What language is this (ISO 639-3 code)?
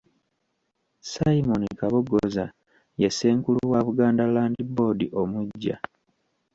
lug